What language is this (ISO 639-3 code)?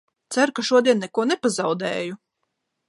lav